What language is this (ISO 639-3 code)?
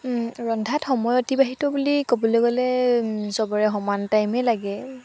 asm